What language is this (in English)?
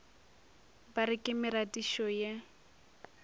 Northern Sotho